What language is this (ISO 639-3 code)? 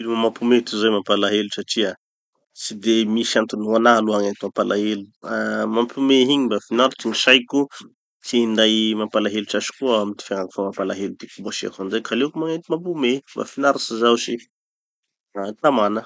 txy